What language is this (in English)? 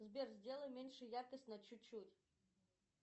Russian